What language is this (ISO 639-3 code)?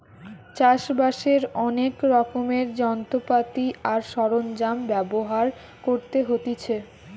ben